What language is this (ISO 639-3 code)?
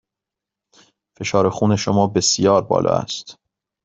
fas